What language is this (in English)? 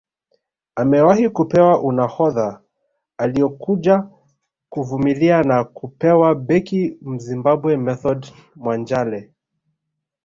Swahili